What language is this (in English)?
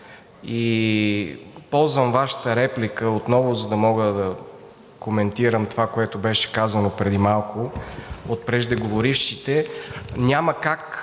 Bulgarian